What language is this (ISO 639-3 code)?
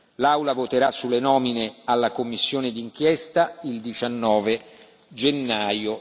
ita